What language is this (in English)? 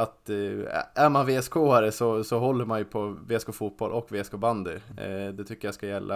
Swedish